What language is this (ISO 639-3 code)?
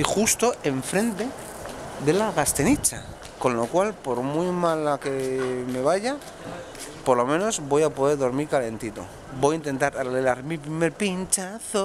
spa